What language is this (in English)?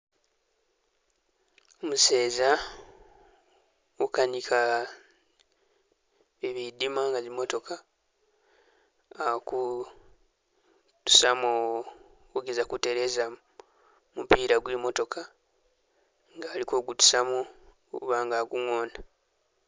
Masaaba